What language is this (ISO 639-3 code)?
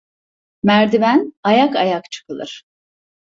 tur